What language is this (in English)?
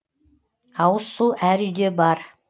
Kazakh